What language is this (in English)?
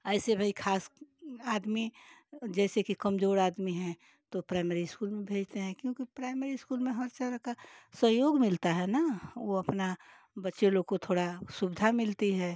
Hindi